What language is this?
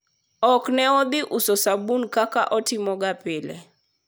Luo (Kenya and Tanzania)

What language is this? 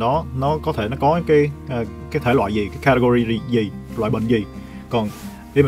Vietnamese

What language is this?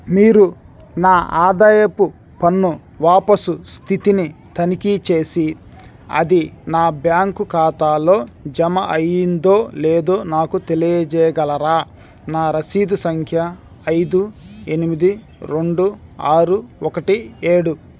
Telugu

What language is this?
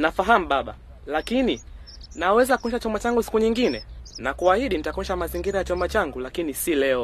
Swahili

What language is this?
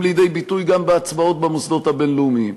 Hebrew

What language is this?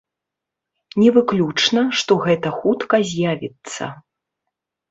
Belarusian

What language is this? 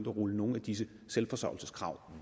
Danish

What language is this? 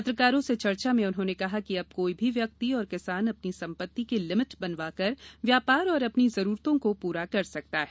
Hindi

